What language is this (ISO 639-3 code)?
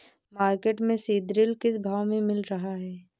hin